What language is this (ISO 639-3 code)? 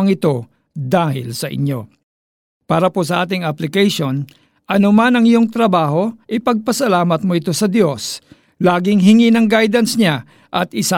fil